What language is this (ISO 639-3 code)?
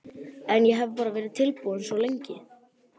isl